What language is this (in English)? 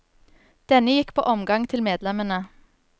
Norwegian